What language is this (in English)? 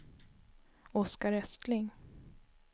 Swedish